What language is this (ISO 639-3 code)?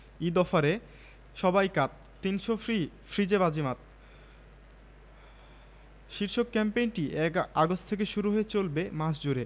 ben